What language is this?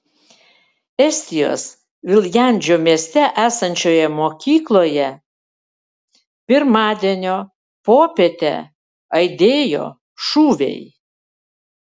Lithuanian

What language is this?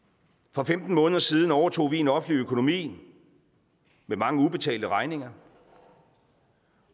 Danish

